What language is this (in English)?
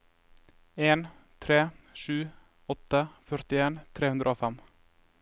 Norwegian